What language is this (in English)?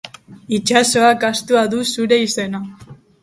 Basque